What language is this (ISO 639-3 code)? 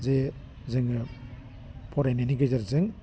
brx